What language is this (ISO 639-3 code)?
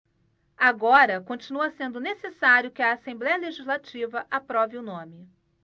por